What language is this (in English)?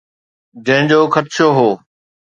Sindhi